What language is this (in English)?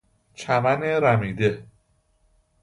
Persian